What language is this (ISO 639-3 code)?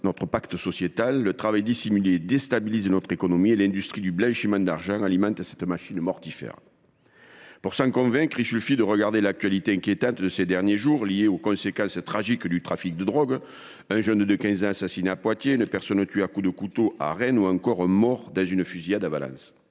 fra